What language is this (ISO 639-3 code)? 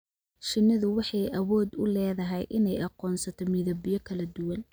som